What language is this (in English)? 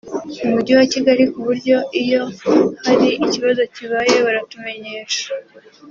Kinyarwanda